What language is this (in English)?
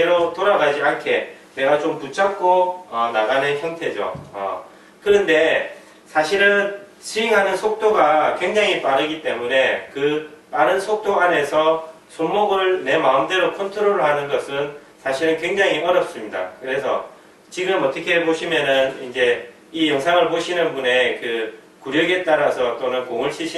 Korean